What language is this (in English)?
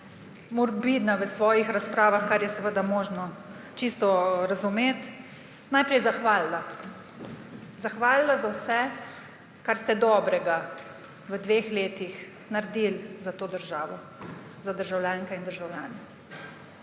Slovenian